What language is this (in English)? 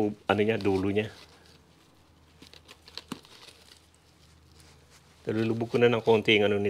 Filipino